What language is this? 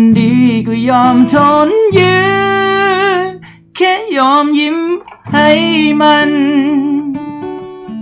Thai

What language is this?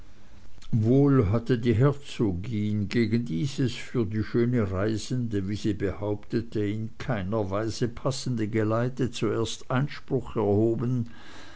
German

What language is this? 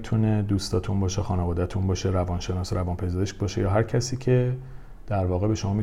Persian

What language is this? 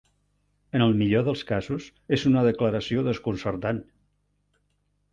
Catalan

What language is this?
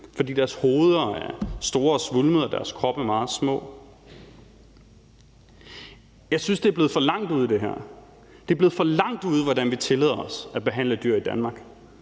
Danish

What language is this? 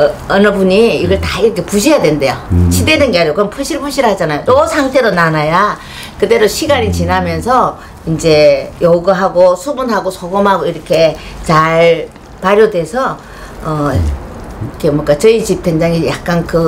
Korean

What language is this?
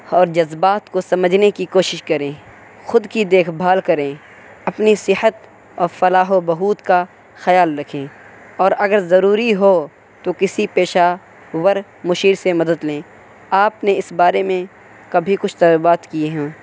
Urdu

